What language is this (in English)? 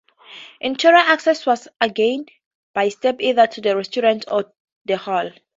English